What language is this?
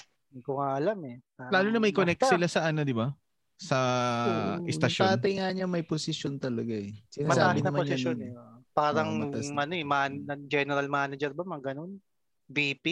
Filipino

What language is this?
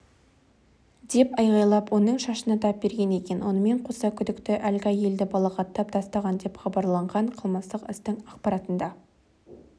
Kazakh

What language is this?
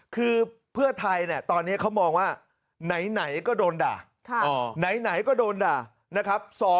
Thai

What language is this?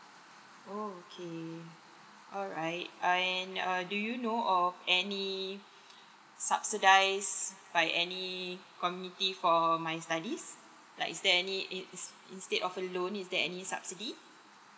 English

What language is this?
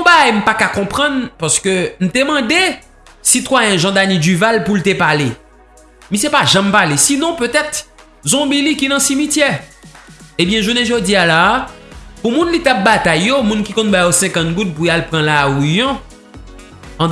French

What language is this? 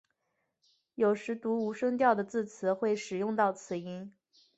Chinese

